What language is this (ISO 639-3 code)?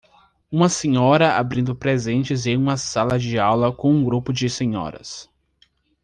por